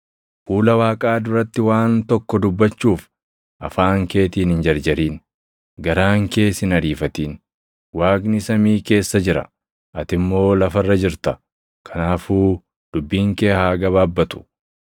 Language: Oromo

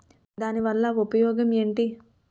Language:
Telugu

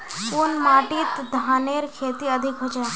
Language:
Magahi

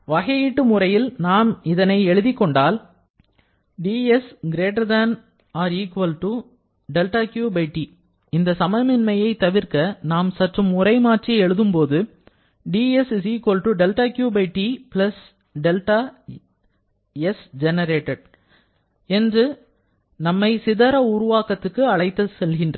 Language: Tamil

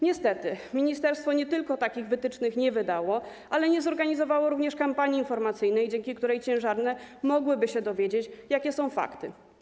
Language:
Polish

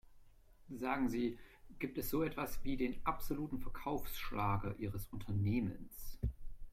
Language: German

